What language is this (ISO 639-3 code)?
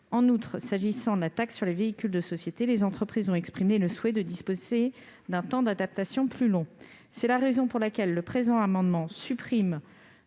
fra